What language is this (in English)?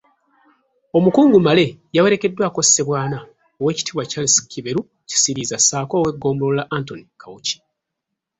Ganda